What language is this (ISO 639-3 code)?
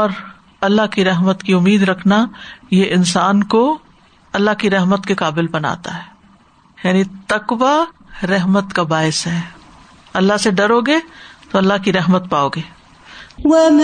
urd